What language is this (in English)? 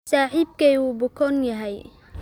Somali